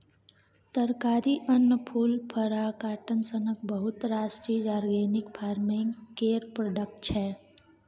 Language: Maithili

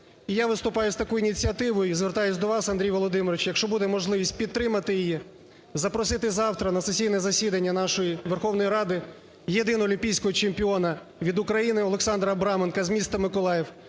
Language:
Ukrainian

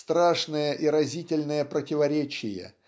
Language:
Russian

